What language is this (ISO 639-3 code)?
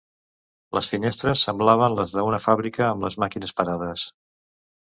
cat